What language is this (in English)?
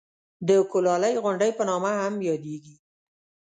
Pashto